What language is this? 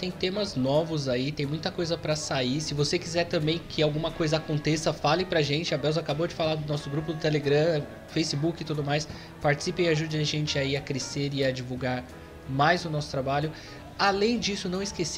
Portuguese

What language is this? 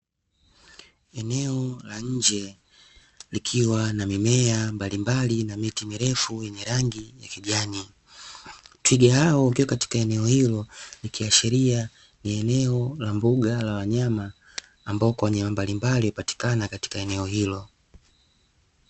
Swahili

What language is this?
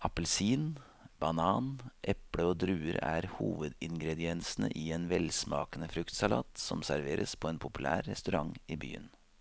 Norwegian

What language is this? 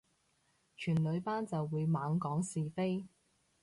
Cantonese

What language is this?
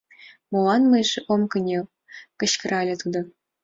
Mari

